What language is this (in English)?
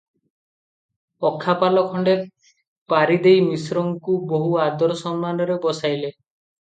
Odia